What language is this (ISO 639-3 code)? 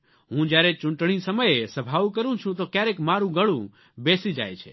guj